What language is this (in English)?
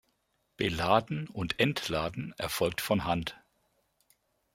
German